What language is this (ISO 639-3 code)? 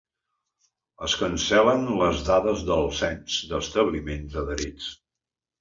cat